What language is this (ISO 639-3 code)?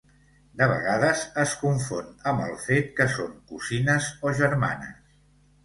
cat